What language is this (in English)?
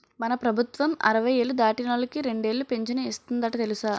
Telugu